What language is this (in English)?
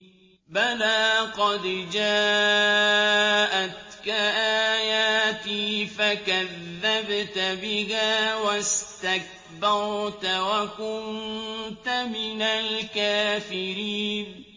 Arabic